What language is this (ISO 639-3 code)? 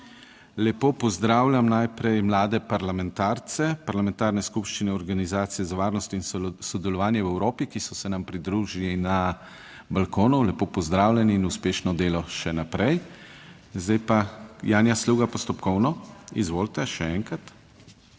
slv